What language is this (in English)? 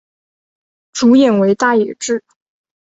Chinese